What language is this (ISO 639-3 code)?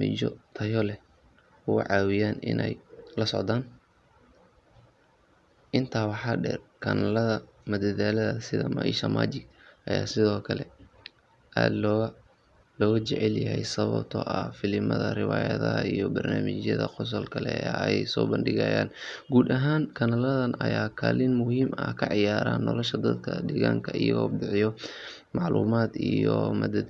som